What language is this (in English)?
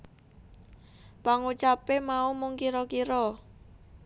Javanese